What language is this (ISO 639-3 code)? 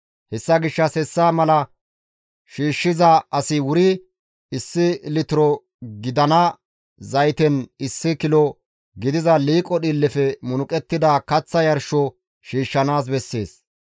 gmv